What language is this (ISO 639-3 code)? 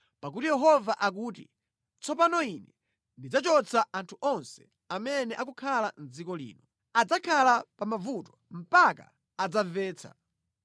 nya